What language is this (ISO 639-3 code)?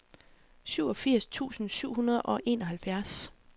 dan